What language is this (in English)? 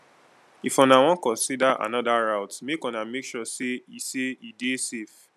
Nigerian Pidgin